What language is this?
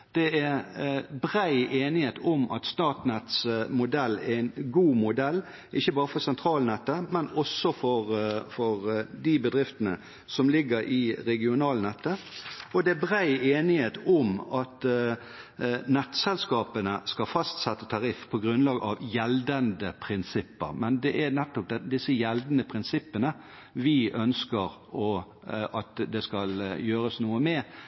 Norwegian Bokmål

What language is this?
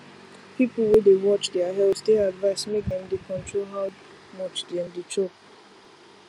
Nigerian Pidgin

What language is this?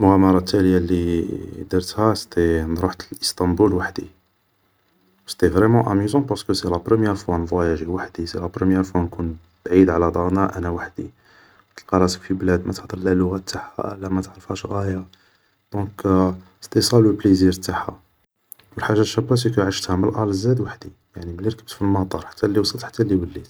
Algerian Arabic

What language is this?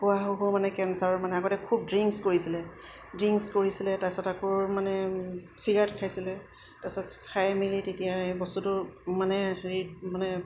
Assamese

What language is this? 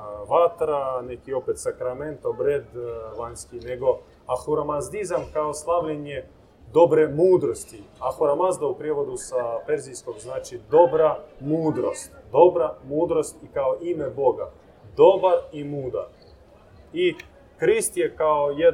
Croatian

